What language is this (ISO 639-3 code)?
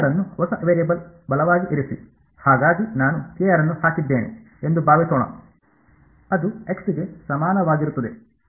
kan